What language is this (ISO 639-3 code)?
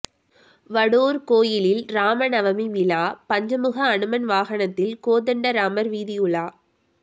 tam